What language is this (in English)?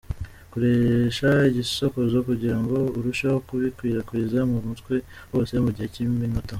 Kinyarwanda